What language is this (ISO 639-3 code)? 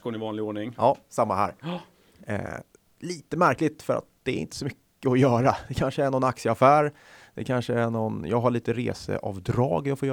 swe